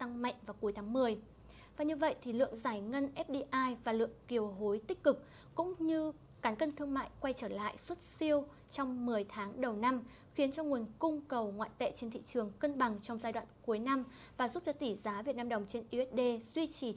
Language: Vietnamese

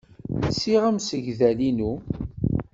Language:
Kabyle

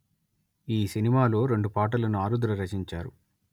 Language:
Telugu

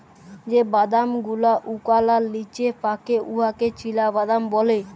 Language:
Bangla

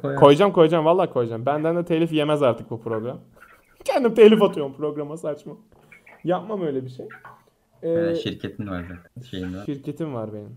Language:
Turkish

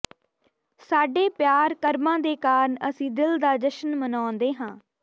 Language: Punjabi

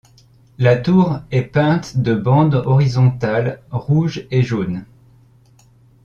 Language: French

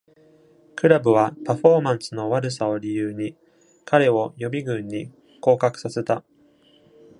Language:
Japanese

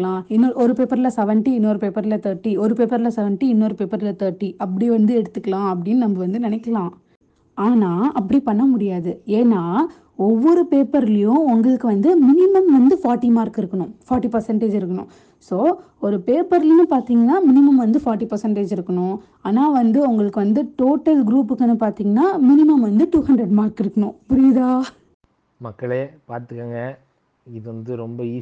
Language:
Tamil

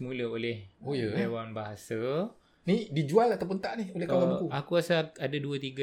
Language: Malay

